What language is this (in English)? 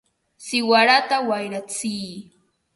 Ambo-Pasco Quechua